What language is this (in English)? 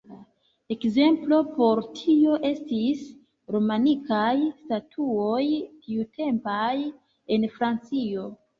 Esperanto